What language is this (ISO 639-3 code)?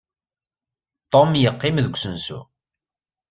kab